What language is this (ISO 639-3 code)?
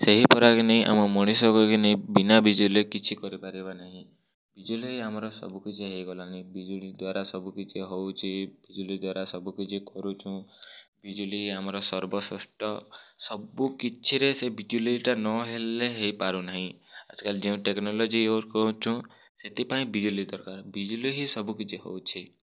ori